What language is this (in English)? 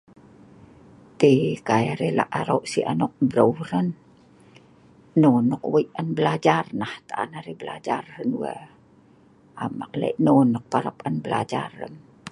Sa'ban